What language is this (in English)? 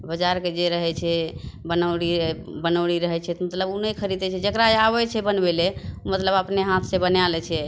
Maithili